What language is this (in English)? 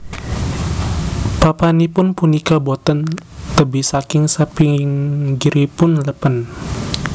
Javanese